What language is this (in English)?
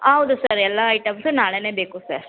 Kannada